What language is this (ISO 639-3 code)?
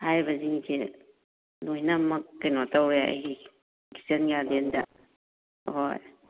mni